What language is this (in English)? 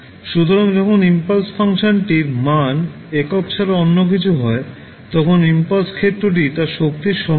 Bangla